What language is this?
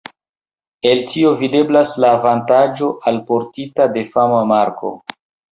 Esperanto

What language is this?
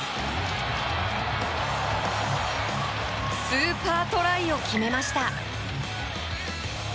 Japanese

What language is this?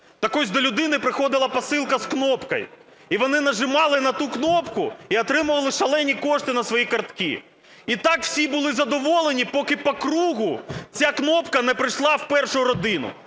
Ukrainian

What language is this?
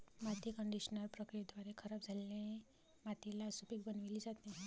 Marathi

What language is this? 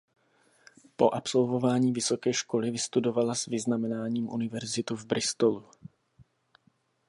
Czech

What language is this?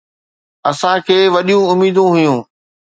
Sindhi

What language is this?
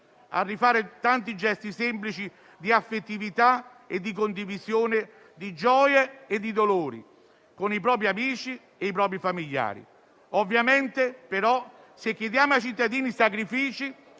Italian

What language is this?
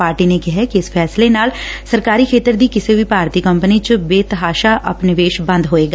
Punjabi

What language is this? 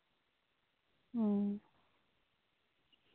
Santali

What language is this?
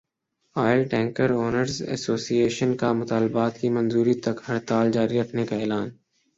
Urdu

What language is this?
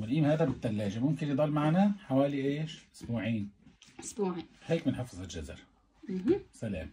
Arabic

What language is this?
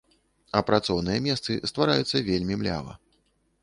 Belarusian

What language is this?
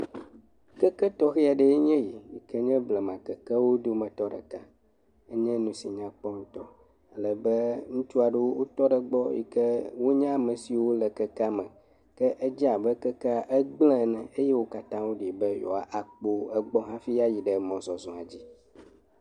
Ewe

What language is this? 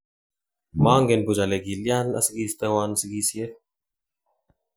Kalenjin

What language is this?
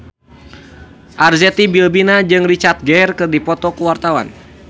Sundanese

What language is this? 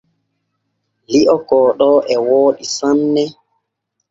Borgu Fulfulde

